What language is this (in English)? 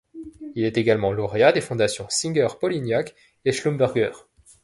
French